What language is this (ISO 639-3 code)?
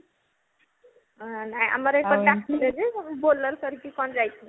ori